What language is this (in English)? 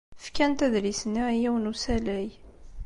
Kabyle